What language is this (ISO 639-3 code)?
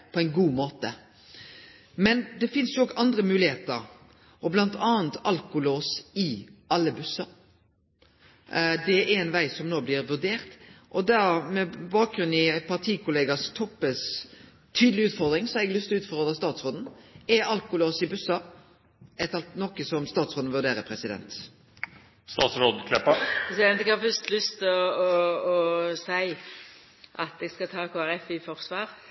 nno